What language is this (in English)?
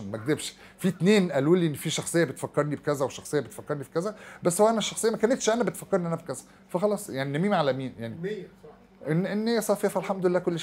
Arabic